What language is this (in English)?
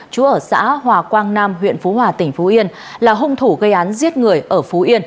Vietnamese